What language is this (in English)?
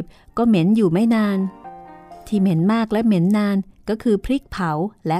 Thai